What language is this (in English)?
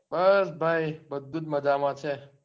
Gujarati